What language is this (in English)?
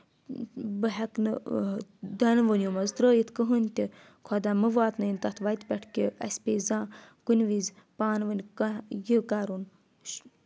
Kashmiri